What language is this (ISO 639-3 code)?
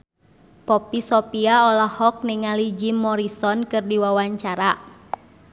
sun